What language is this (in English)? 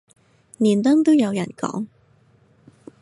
Cantonese